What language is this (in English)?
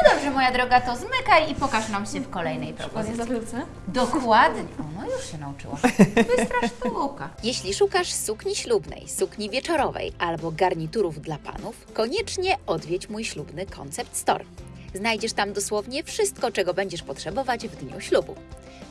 Polish